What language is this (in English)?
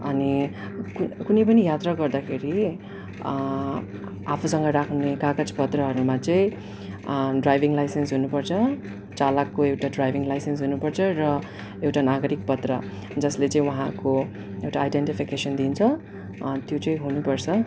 Nepali